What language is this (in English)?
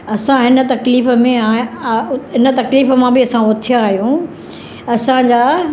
Sindhi